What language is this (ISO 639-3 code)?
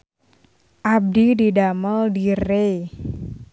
sun